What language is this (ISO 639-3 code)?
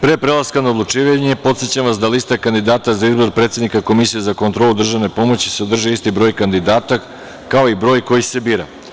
srp